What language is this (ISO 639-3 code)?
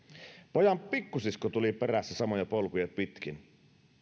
fin